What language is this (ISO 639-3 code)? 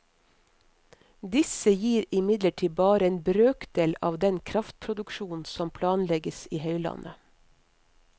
nor